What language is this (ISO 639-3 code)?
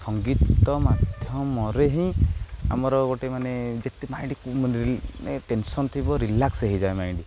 ori